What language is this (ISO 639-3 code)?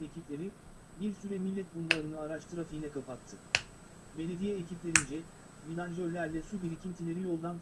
tur